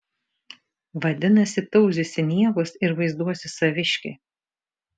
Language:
Lithuanian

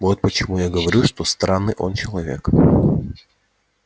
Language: Russian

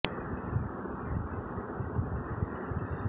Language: Bangla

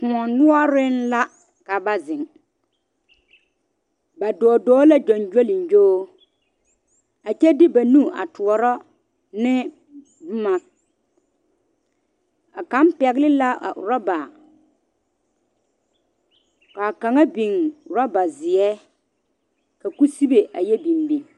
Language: Southern Dagaare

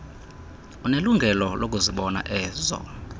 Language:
Xhosa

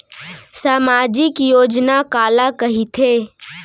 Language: Chhattisgarhi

